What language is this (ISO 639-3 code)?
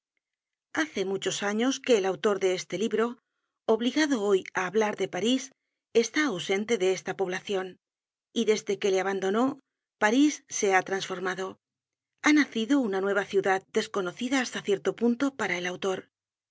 spa